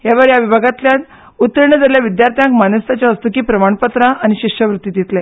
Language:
Konkani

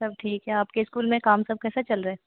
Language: Hindi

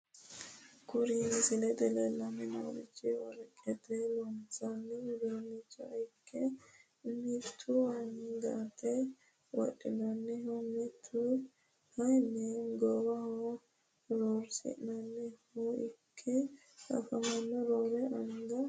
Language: Sidamo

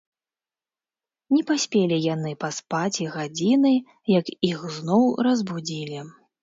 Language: Belarusian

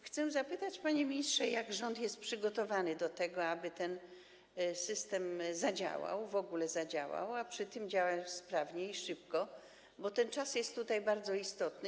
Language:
Polish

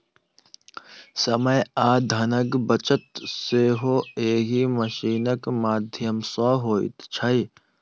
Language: Maithili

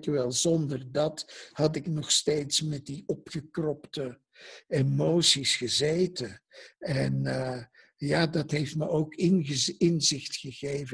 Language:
Dutch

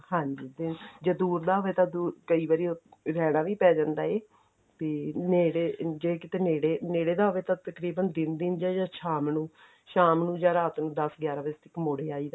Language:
Punjabi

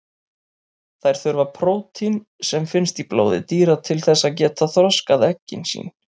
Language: Icelandic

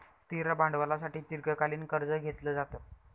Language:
Marathi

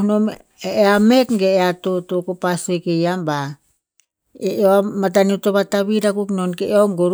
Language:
Tinputz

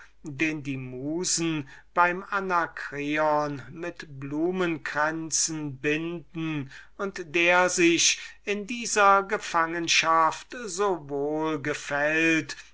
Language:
German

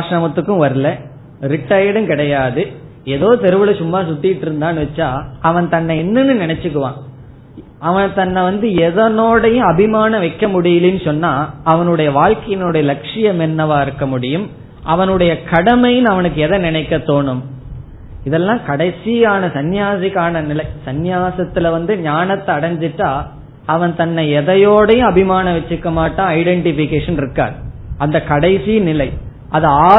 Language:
Tamil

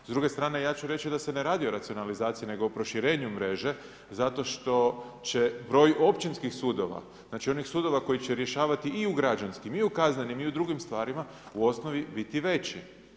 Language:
Croatian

